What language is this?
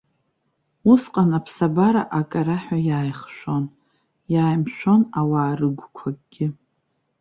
Abkhazian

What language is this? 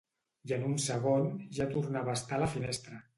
Catalan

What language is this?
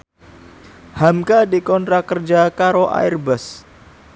Javanese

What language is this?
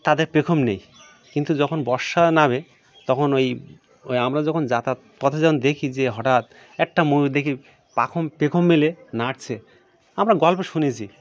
Bangla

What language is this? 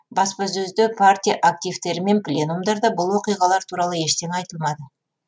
Kazakh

